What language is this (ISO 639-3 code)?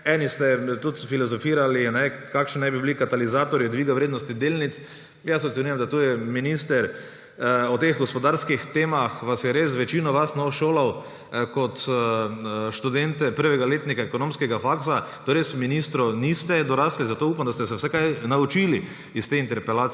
slv